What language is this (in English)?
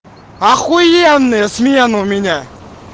Russian